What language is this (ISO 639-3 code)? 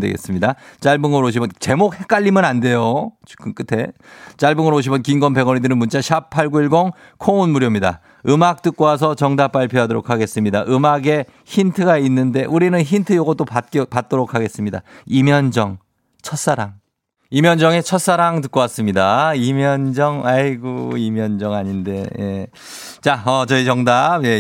kor